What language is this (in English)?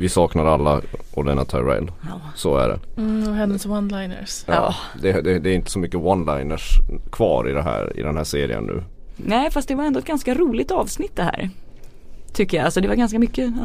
Swedish